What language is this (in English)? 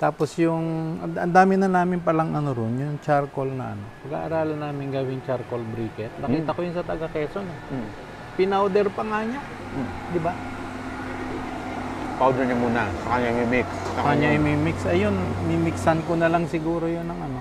Filipino